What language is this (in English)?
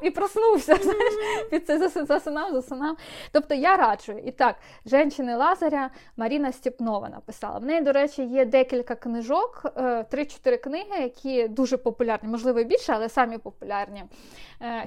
Ukrainian